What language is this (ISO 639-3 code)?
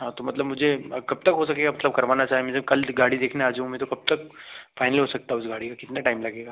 hin